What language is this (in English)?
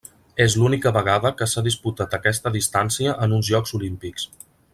Catalan